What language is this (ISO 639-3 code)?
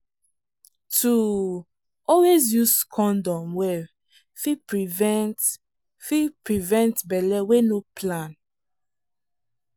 pcm